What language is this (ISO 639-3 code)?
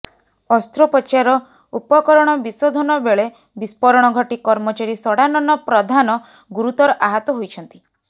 ori